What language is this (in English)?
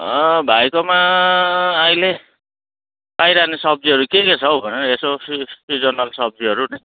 Nepali